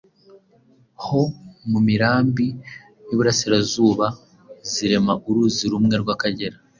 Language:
Kinyarwanda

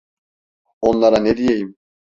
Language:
Turkish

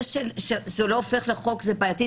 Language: Hebrew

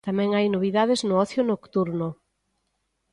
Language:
Galician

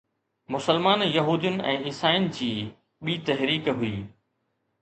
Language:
Sindhi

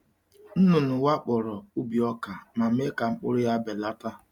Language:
Igbo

